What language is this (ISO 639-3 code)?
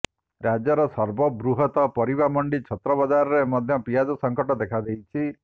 ori